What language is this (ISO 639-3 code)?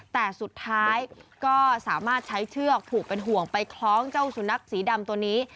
tha